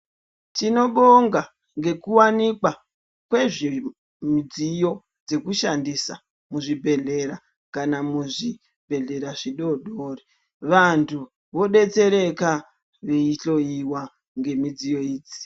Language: Ndau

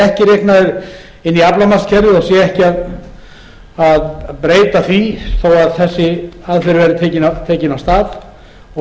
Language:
Icelandic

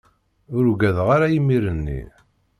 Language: Kabyle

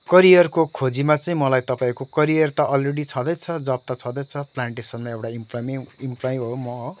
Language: Nepali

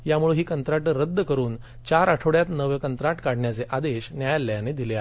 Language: Marathi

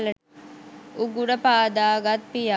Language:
Sinhala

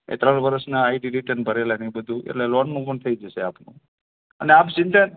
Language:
Gujarati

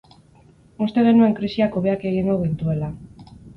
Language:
Basque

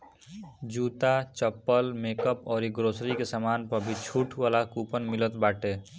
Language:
Bhojpuri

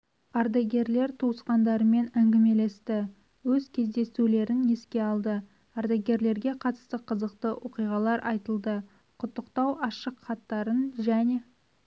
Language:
Kazakh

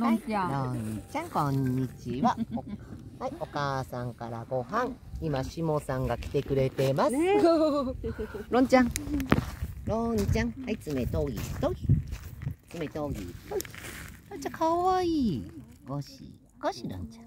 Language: Japanese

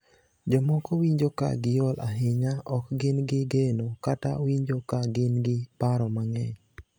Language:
Luo (Kenya and Tanzania)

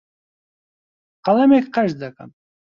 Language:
Central Kurdish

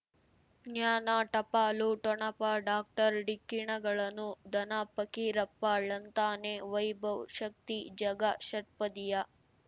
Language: Kannada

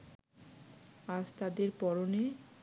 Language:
Bangla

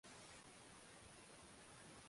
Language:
Swahili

